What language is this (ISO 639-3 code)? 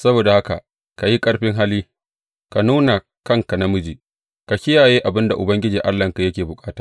hau